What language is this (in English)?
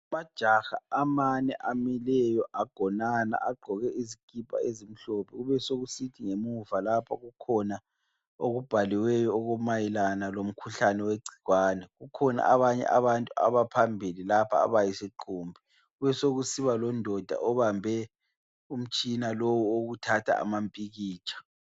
North Ndebele